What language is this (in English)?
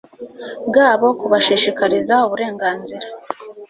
Kinyarwanda